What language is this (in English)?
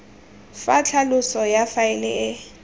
Tswana